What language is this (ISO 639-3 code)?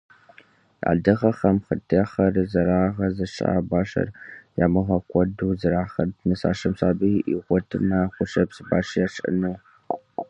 kbd